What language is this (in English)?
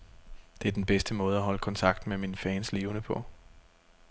Danish